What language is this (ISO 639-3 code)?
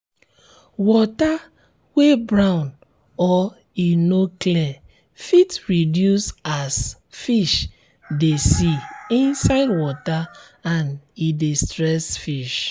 pcm